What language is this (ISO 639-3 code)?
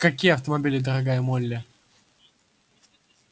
rus